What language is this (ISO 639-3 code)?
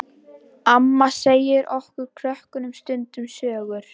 isl